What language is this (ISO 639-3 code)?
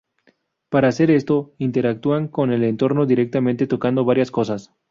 spa